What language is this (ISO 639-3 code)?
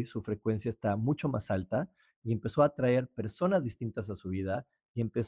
spa